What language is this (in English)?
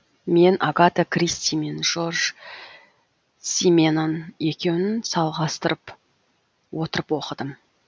Kazakh